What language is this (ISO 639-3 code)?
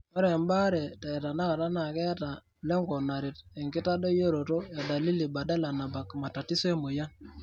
mas